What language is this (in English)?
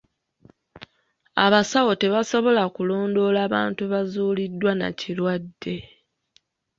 Ganda